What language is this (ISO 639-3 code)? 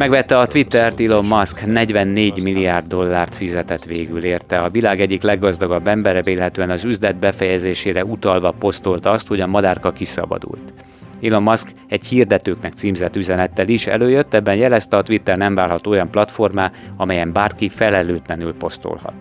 hun